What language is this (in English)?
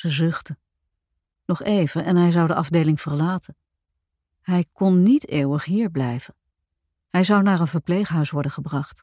Dutch